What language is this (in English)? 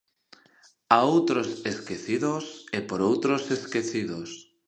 Galician